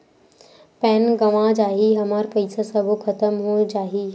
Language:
Chhattisgarhi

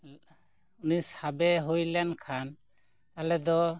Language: Santali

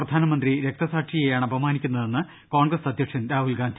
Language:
Malayalam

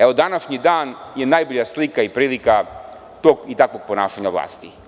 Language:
Serbian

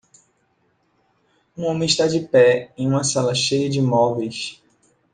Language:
Portuguese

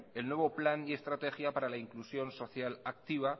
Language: Spanish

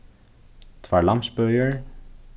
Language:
Faroese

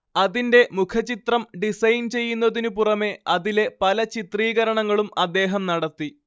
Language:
Malayalam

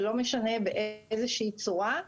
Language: Hebrew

